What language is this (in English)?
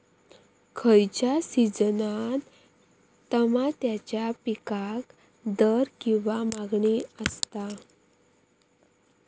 Marathi